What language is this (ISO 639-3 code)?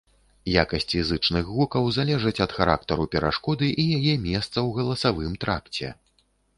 bel